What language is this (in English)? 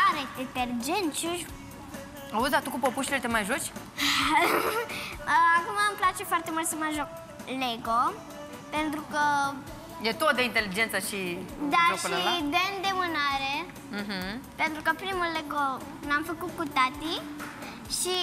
Romanian